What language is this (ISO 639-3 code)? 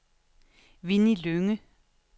dan